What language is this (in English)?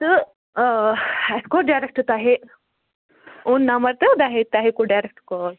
Kashmiri